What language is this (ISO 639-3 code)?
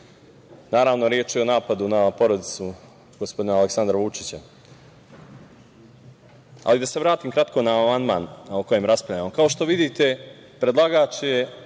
srp